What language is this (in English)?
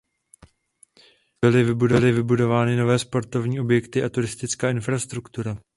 Czech